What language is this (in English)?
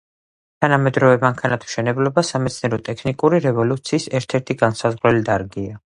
Georgian